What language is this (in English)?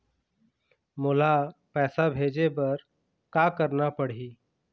Chhattisgarhi